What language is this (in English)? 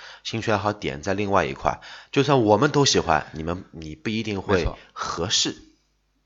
Chinese